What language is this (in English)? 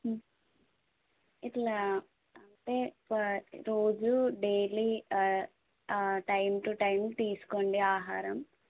Telugu